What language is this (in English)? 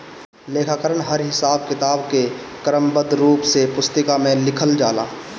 Bhojpuri